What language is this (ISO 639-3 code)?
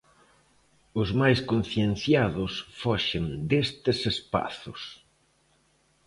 glg